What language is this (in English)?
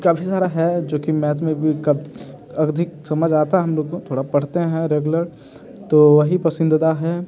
Hindi